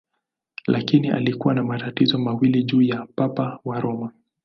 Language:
Swahili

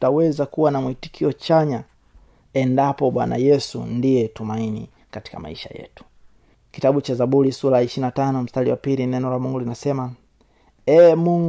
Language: Swahili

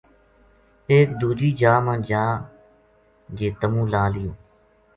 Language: Gujari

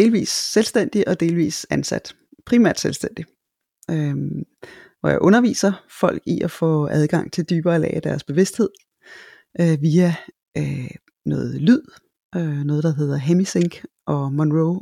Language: Danish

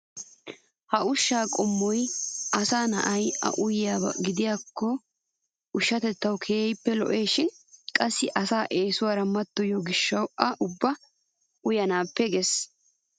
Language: Wolaytta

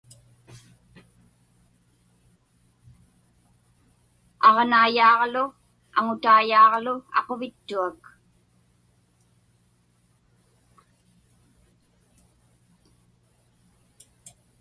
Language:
Inupiaq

